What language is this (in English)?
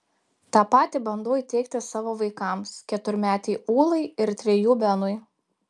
Lithuanian